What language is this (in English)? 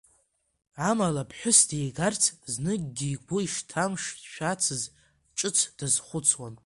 Abkhazian